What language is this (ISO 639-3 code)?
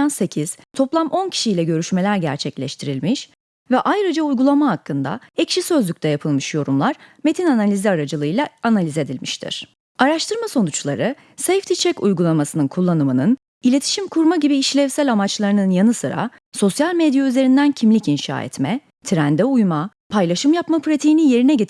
tur